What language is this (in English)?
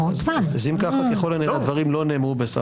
Hebrew